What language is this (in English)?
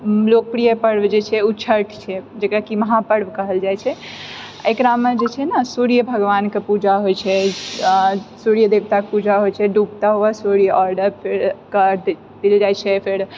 Maithili